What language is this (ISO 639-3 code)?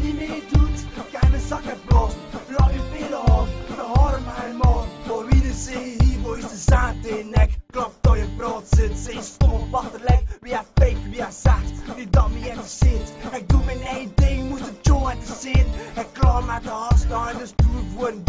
nld